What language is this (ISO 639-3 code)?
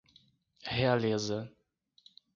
por